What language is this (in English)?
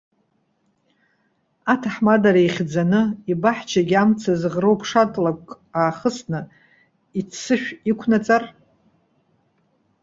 Abkhazian